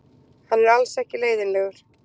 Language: Icelandic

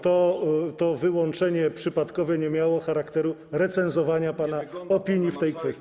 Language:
Polish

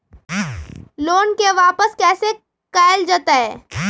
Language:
Magahi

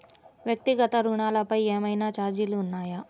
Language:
Telugu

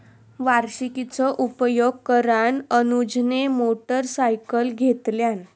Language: Marathi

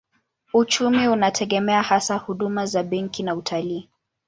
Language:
Swahili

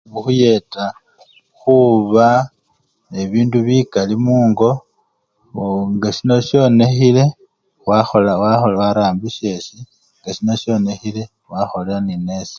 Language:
Luyia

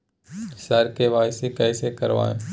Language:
Maithili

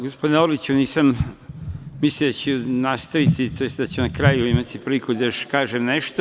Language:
Serbian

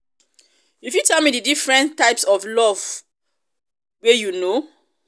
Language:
Nigerian Pidgin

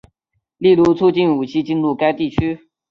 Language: Chinese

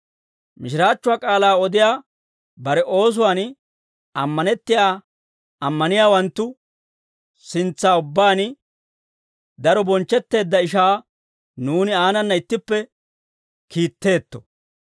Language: Dawro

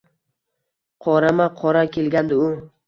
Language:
Uzbek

